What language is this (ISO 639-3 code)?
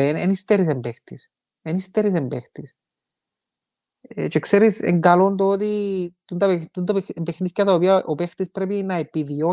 ell